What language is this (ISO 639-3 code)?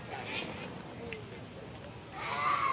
tha